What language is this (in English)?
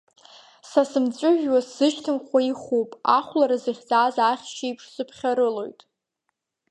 Abkhazian